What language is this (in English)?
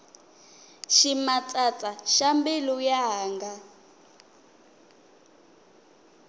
Tsonga